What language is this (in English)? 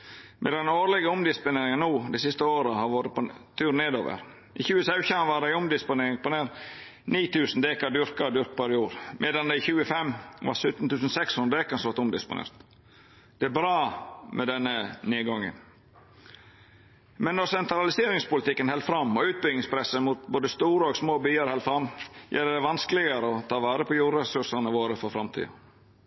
Norwegian Nynorsk